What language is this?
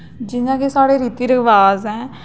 Dogri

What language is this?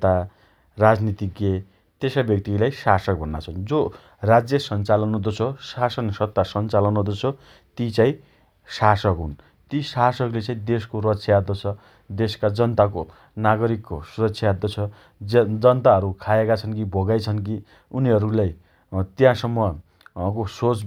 Dotyali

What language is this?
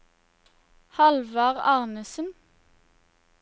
Norwegian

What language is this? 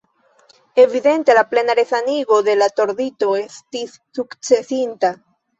Esperanto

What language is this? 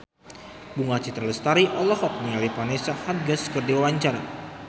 Sundanese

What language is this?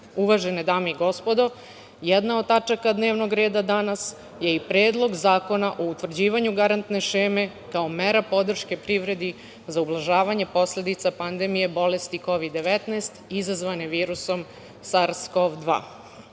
Serbian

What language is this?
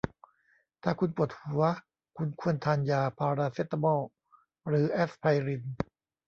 Thai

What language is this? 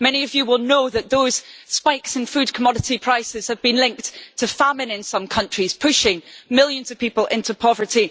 English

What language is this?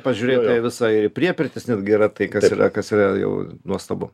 Lithuanian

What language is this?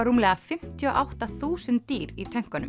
Icelandic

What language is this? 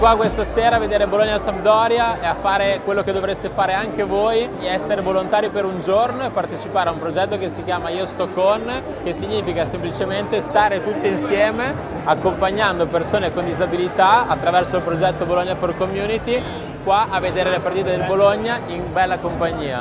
Italian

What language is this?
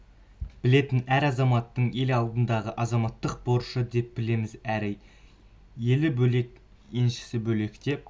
Kazakh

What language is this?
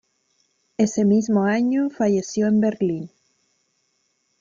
Spanish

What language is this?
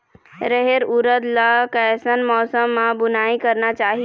Chhattisgarhi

